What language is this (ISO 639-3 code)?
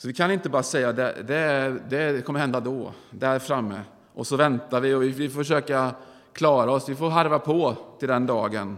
swe